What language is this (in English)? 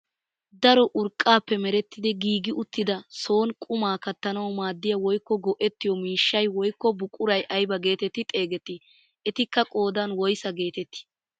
Wolaytta